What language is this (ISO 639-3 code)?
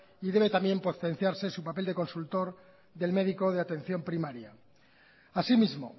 spa